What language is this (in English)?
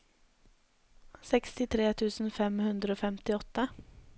Norwegian